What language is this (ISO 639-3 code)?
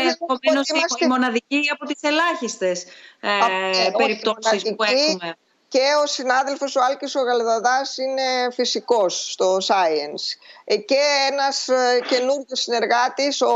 ell